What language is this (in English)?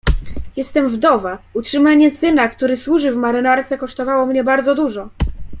Polish